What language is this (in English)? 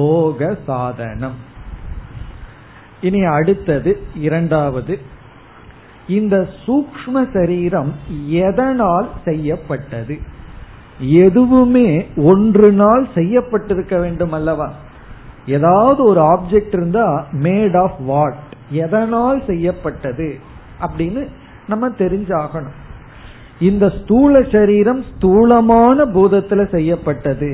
Tamil